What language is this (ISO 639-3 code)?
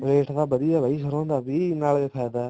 pan